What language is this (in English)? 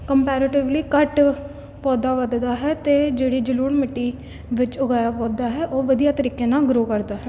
Punjabi